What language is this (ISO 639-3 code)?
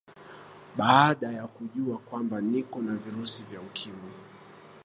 swa